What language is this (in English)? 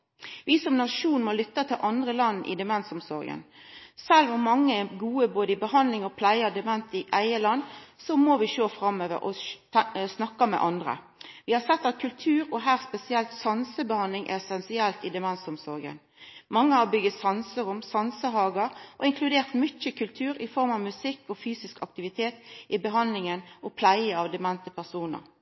Norwegian Nynorsk